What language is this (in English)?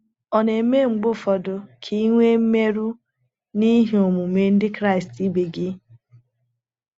Igbo